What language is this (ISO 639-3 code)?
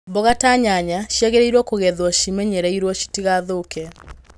kik